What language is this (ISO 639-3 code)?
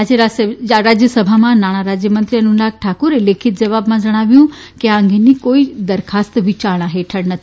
guj